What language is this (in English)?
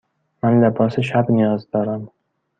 Persian